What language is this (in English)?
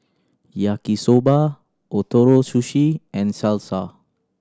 English